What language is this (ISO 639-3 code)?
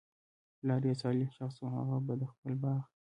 pus